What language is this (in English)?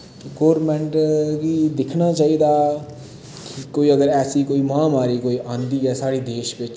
Dogri